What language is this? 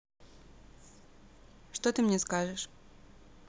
Russian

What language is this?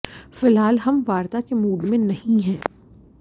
Hindi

